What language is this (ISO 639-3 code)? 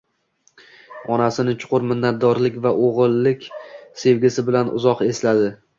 uzb